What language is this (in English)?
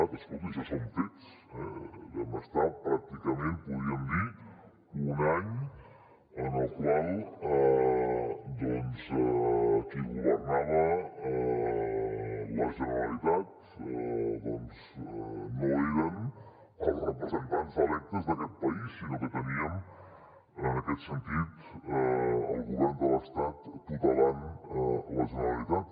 Catalan